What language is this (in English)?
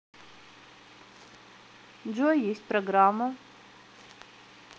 Russian